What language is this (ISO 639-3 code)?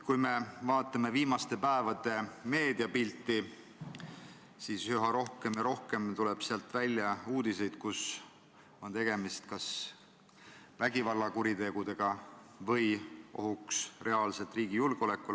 est